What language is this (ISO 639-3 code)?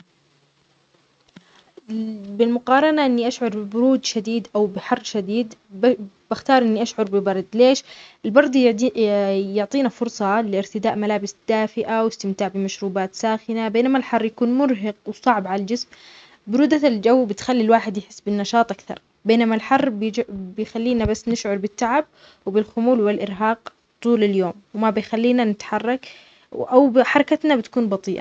acx